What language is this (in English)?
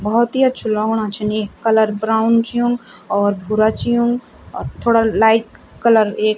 Garhwali